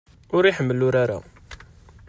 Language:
Kabyle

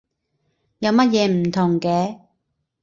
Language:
Cantonese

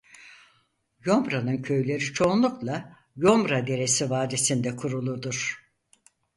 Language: Turkish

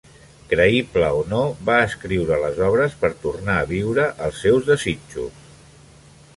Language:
Catalan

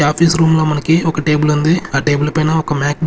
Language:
Telugu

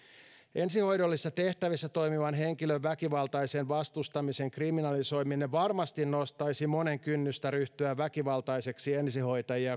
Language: Finnish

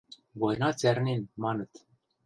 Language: Western Mari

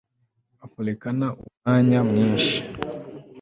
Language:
Kinyarwanda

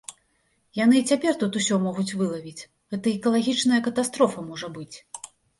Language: Belarusian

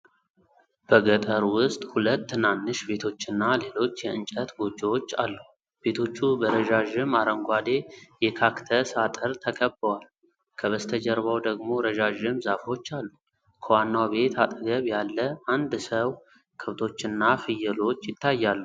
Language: Amharic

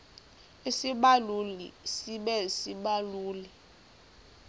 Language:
Xhosa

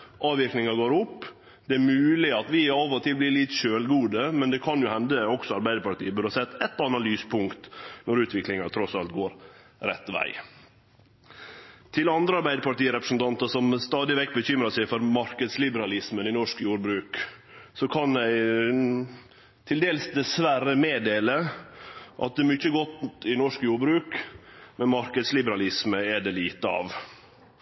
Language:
Norwegian Nynorsk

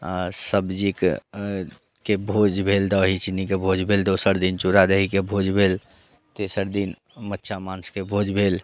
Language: Maithili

